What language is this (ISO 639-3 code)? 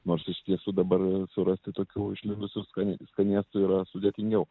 lit